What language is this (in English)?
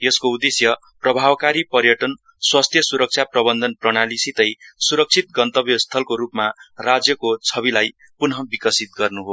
Nepali